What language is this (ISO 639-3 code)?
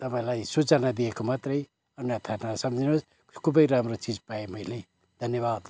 nep